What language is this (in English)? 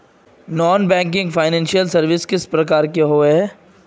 Magahi